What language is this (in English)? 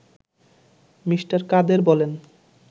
Bangla